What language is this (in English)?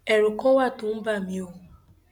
Yoruba